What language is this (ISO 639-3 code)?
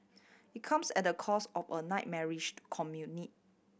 eng